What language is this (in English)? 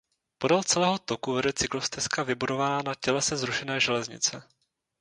Czech